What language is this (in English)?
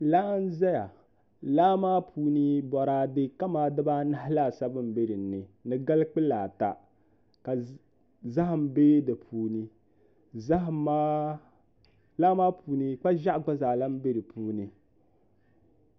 Dagbani